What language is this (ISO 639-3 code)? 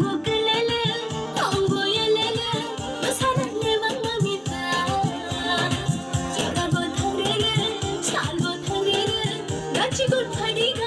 tha